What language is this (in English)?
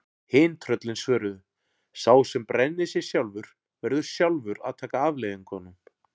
Icelandic